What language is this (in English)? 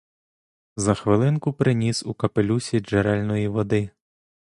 Ukrainian